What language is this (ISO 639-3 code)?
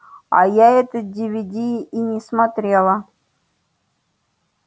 rus